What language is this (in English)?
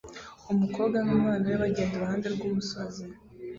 Kinyarwanda